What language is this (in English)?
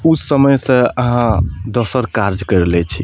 Maithili